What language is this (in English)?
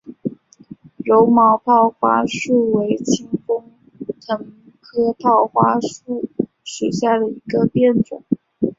Chinese